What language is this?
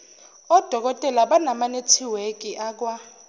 Zulu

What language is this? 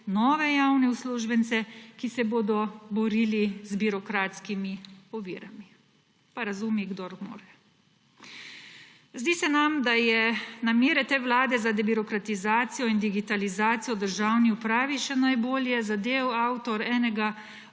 Slovenian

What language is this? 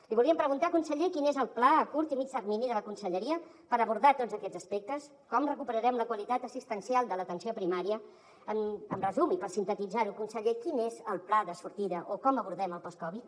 Catalan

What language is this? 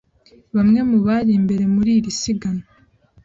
Kinyarwanda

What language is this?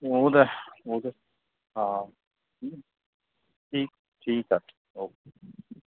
Sindhi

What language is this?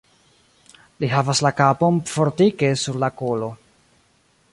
Esperanto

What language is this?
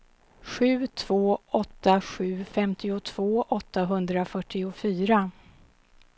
Swedish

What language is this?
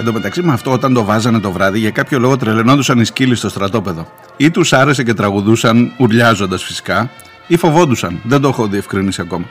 Greek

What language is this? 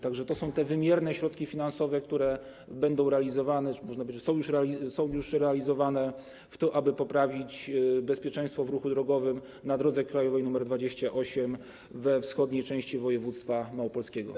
Polish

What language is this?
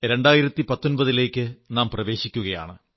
Malayalam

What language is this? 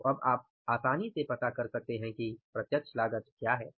Hindi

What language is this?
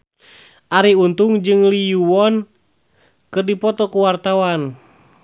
Sundanese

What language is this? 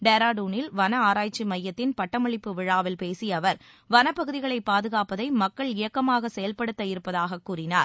Tamil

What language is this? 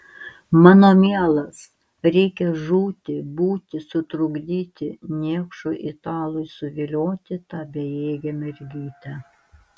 Lithuanian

